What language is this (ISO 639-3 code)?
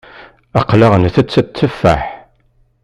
kab